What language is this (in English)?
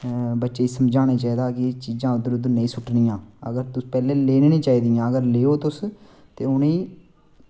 Dogri